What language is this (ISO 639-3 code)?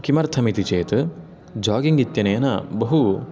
san